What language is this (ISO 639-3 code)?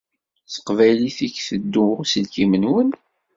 kab